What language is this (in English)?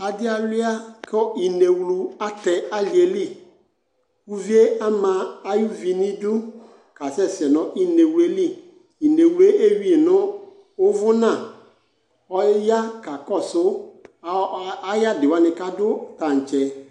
Ikposo